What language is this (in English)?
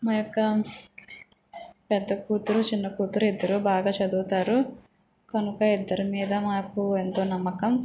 Telugu